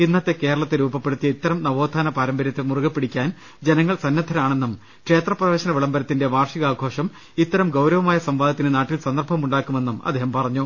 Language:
Malayalam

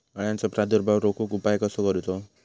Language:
Marathi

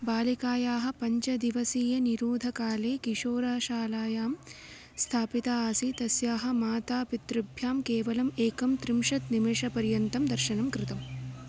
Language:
Sanskrit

